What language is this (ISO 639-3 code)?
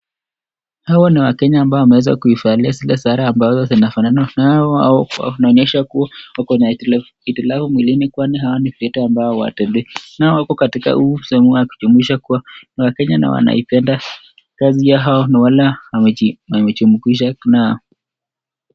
swa